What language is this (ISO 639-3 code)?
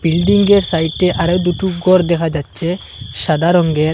ben